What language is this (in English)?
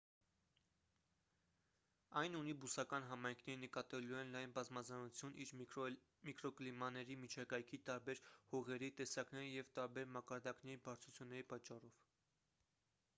Armenian